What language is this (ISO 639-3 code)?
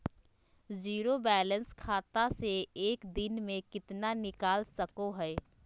mag